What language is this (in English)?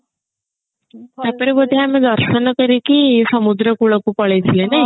Odia